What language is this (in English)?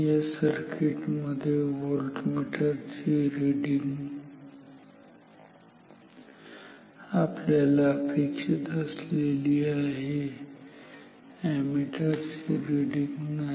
Marathi